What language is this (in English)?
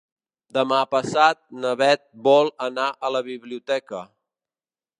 Catalan